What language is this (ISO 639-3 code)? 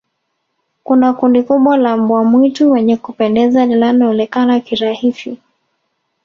swa